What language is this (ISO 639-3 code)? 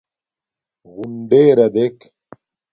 dmk